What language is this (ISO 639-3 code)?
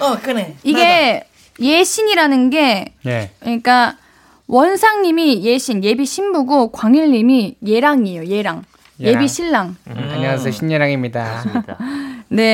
kor